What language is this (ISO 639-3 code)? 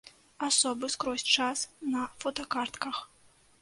bel